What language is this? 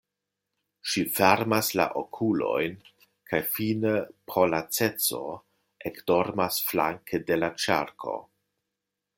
Esperanto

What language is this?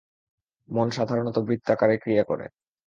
Bangla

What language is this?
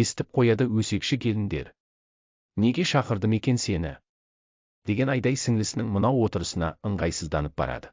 Turkish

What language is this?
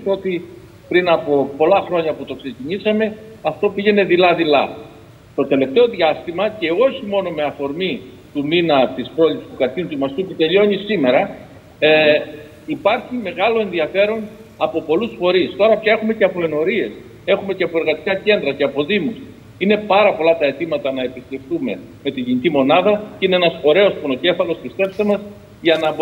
Greek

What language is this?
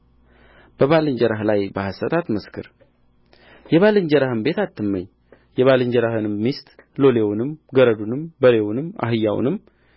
Amharic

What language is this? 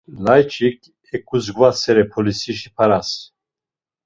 Laz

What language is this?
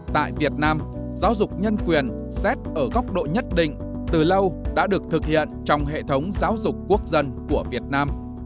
Vietnamese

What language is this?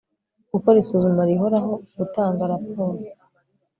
Kinyarwanda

